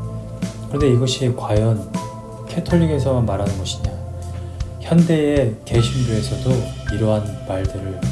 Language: Korean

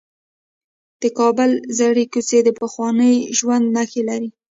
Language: Pashto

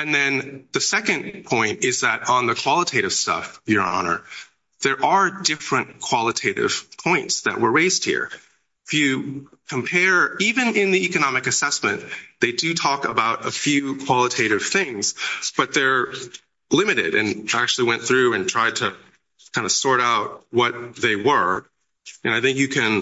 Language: English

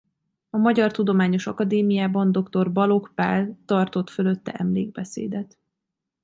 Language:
Hungarian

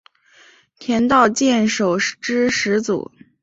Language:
Chinese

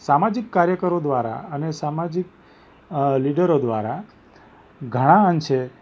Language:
Gujarati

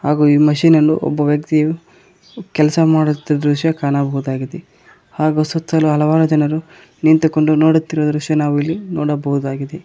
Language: Kannada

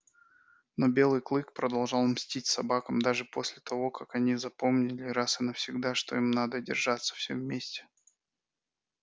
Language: Russian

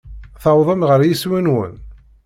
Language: Kabyle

